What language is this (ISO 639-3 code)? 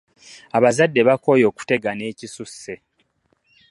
lug